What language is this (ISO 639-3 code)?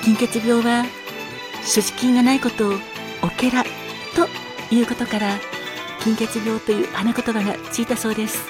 jpn